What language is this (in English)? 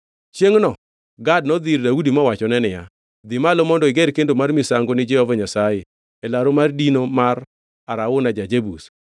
Luo (Kenya and Tanzania)